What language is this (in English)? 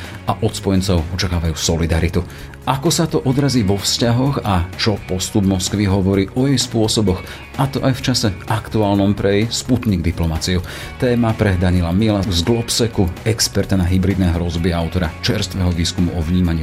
Slovak